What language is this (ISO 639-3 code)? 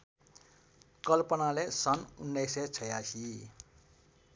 nep